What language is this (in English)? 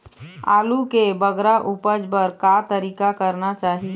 Chhattisgarhi